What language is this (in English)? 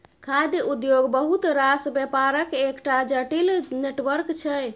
Maithili